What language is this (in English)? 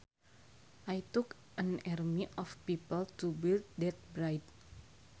Sundanese